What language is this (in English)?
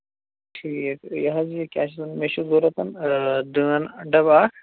Kashmiri